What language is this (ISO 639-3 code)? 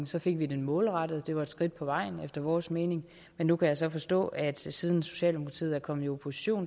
dan